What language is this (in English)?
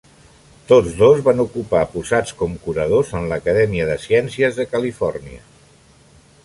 Catalan